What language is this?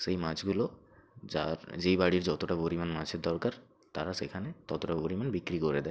Bangla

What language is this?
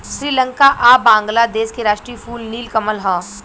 Bhojpuri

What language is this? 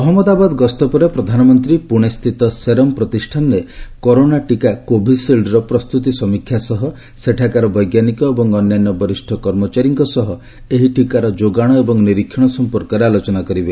Odia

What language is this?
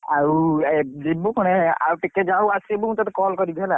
Odia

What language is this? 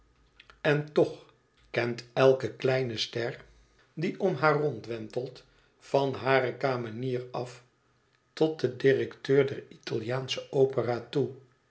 Dutch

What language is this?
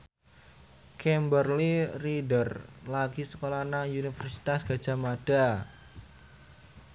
Javanese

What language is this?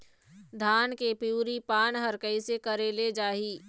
Chhattisgarhi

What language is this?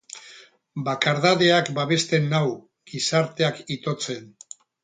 Basque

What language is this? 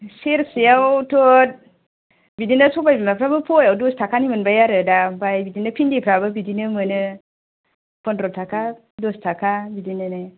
Bodo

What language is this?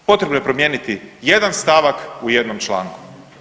Croatian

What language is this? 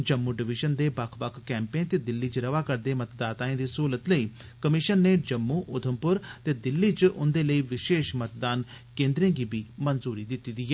Dogri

